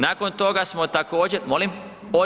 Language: Croatian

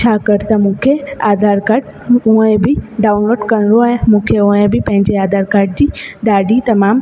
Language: Sindhi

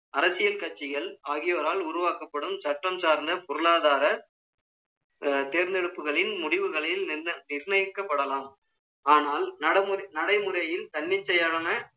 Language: Tamil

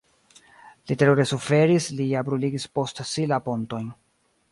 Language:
Esperanto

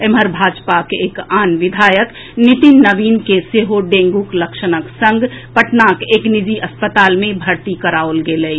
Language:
Maithili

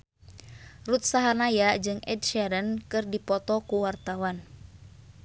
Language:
Sundanese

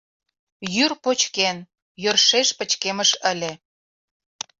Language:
Mari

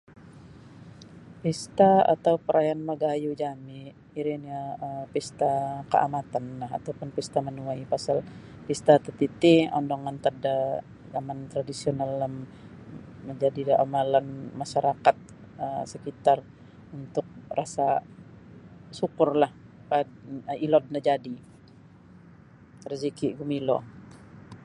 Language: Sabah Bisaya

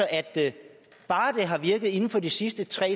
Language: Danish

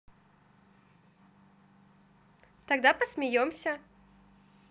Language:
Russian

